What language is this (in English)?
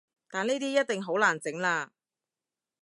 Cantonese